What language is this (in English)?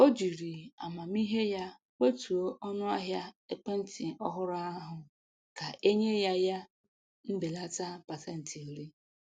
Igbo